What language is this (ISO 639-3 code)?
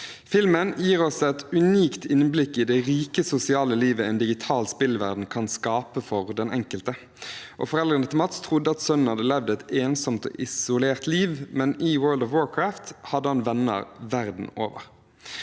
nor